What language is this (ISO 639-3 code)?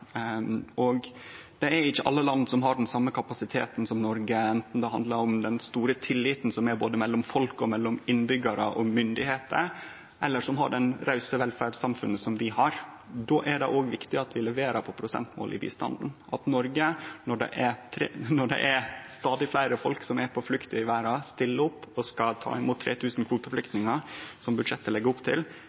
nno